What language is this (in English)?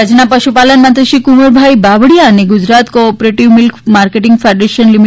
Gujarati